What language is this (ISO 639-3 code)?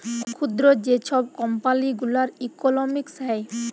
ben